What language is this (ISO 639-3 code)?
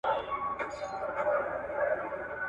pus